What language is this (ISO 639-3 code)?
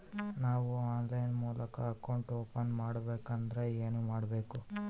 kan